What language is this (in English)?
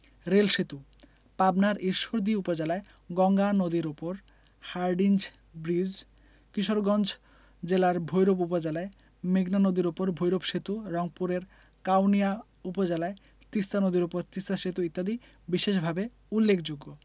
Bangla